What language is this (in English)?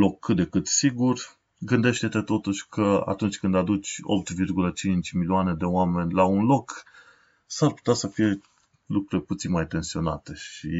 Romanian